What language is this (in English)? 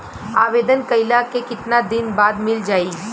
Bhojpuri